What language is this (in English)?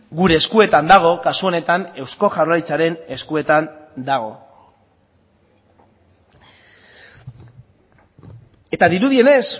Basque